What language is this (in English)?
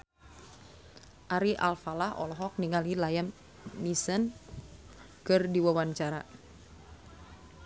Sundanese